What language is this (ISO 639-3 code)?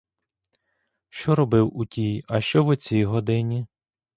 ukr